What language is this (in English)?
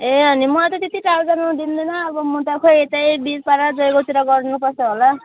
Nepali